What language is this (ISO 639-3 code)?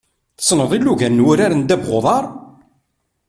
kab